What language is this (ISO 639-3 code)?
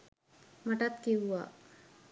sin